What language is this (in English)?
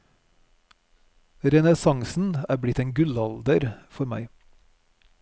Norwegian